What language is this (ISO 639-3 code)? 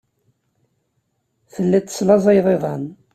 kab